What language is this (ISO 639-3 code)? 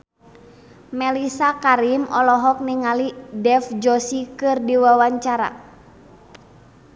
sun